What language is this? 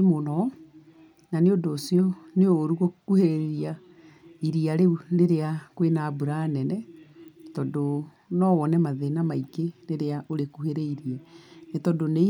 Kikuyu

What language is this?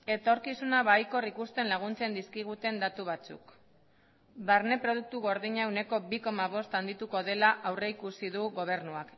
Basque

